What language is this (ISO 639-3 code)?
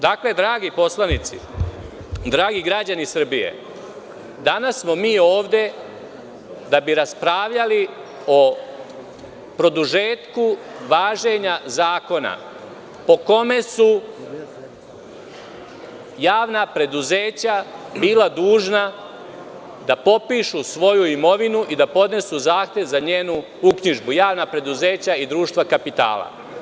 srp